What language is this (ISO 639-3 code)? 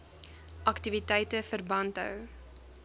afr